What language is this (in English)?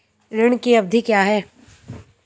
Hindi